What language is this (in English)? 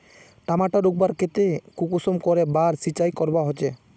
Magahi